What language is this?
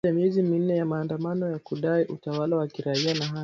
Swahili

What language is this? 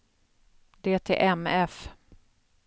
Swedish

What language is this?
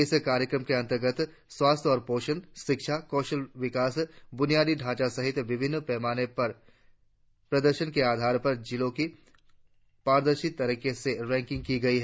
Hindi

